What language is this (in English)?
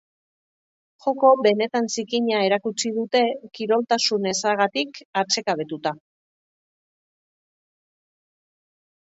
Basque